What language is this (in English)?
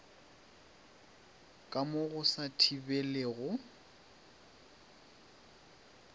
Northern Sotho